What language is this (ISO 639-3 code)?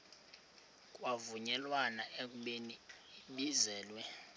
xho